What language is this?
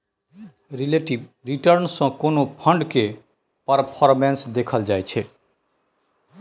Maithili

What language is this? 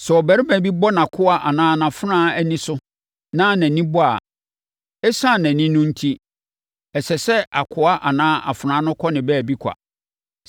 Akan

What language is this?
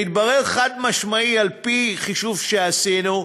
Hebrew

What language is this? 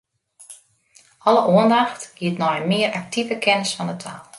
Western Frisian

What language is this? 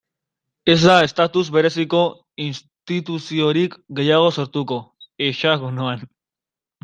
Basque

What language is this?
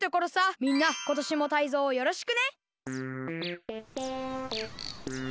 Japanese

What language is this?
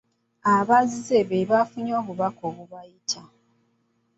Ganda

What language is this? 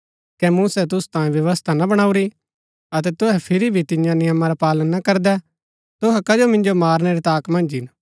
Gaddi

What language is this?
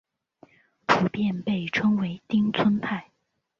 Chinese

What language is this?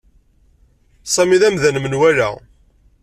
Kabyle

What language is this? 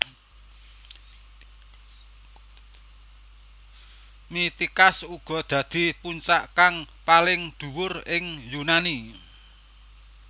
Javanese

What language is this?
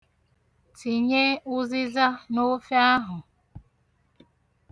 Igbo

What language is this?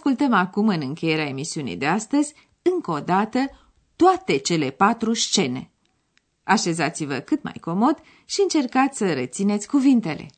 Romanian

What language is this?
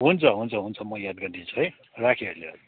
Nepali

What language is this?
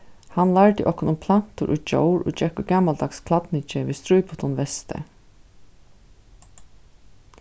Faroese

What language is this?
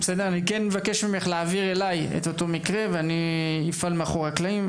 Hebrew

